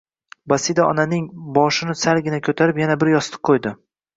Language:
Uzbek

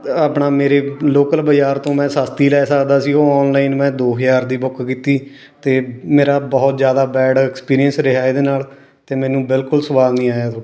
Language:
Punjabi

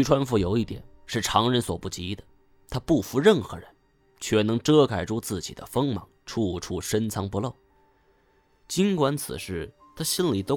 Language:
Chinese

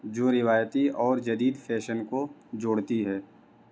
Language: Urdu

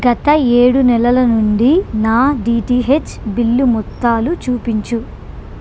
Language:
Telugu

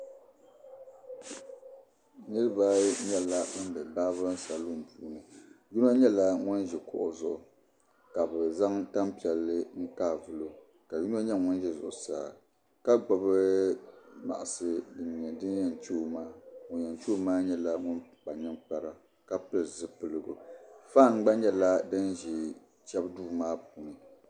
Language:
Dagbani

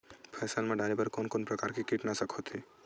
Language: Chhattisgarhi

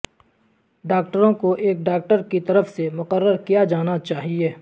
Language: Urdu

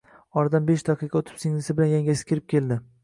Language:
Uzbek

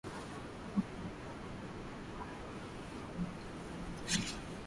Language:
Swahili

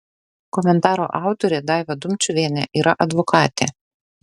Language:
Lithuanian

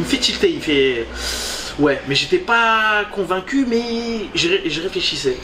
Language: French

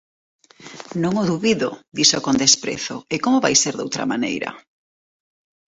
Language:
Galician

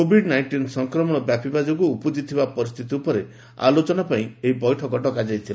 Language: Odia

